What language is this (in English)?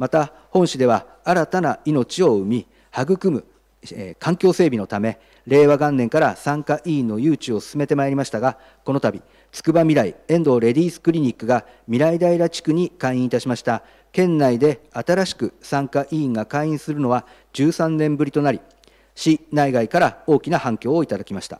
Japanese